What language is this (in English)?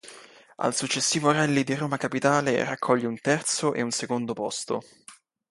Italian